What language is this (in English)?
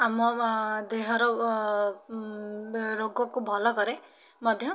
Odia